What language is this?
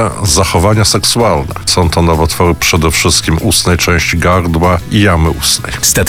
Polish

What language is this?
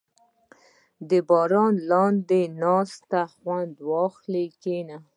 Pashto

